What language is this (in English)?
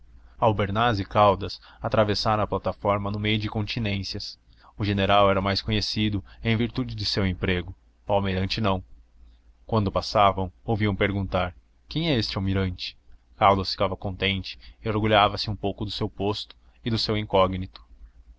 Portuguese